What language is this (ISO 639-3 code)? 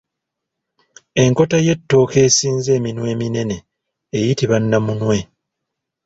lug